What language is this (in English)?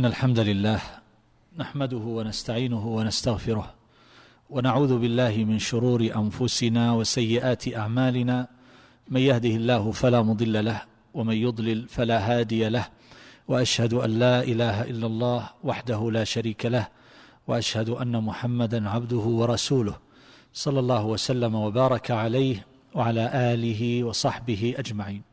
Arabic